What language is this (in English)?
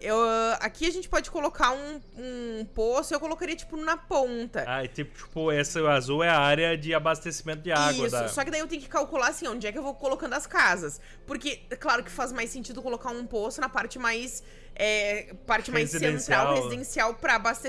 Portuguese